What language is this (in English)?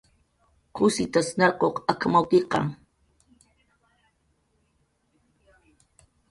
Jaqaru